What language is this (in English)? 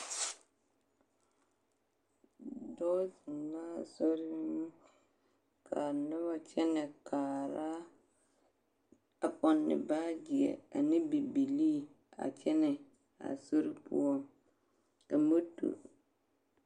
Southern Dagaare